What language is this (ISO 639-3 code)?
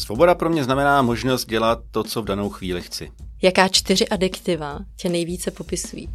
ces